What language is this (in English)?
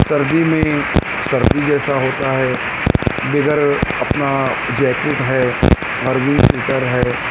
Urdu